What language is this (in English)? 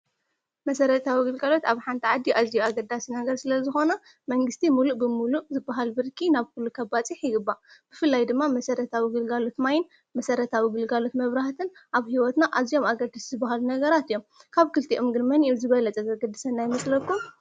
Tigrinya